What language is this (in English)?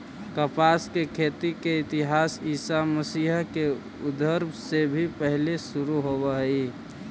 Magahi